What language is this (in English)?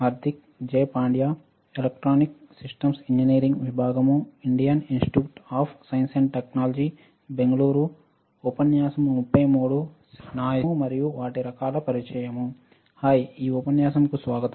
Telugu